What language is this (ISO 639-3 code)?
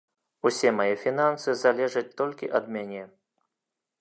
bel